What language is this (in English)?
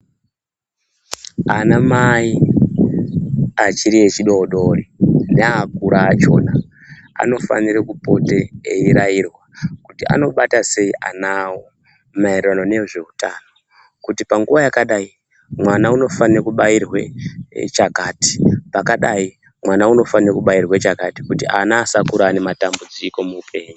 Ndau